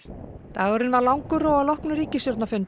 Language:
Icelandic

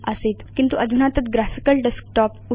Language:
Sanskrit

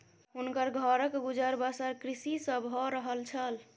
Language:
Maithili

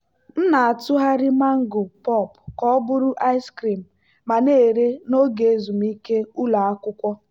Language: Igbo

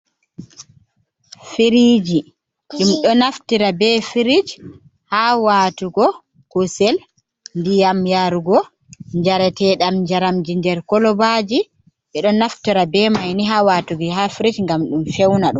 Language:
Fula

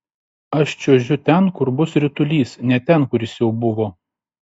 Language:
Lithuanian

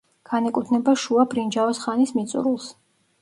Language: Georgian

